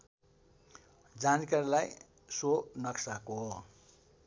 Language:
Nepali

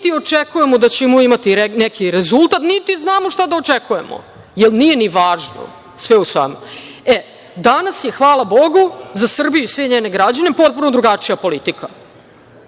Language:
Serbian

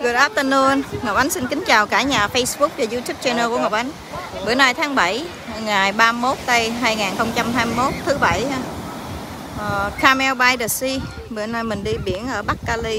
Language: Vietnamese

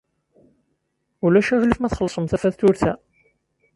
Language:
Kabyle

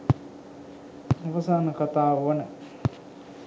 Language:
Sinhala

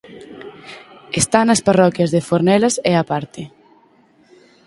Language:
Galician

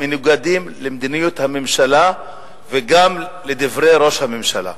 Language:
Hebrew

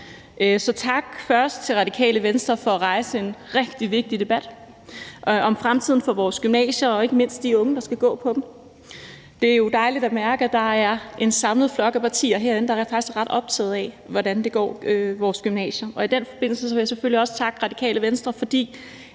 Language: Danish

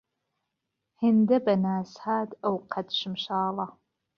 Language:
Central Kurdish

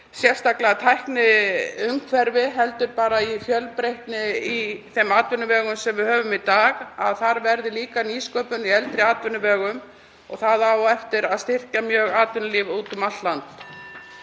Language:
Icelandic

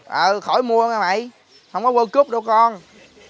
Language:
Vietnamese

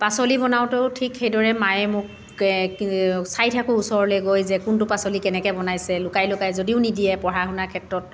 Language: Assamese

